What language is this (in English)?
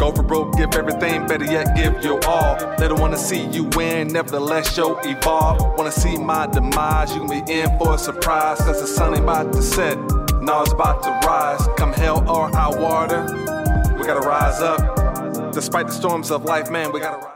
English